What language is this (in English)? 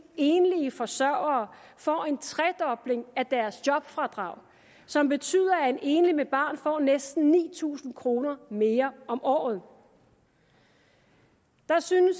Danish